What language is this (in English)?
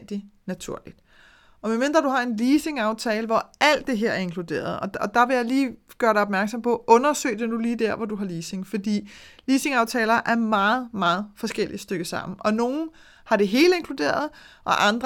Danish